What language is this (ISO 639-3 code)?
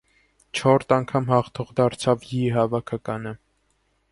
hye